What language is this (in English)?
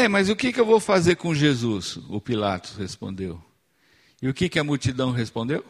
Portuguese